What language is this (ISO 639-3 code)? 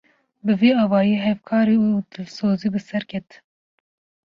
kur